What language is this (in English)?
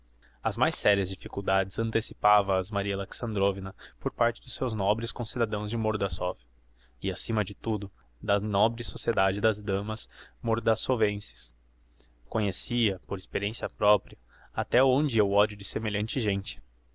Portuguese